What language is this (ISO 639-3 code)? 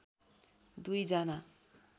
nep